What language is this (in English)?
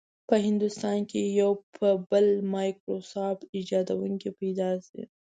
Pashto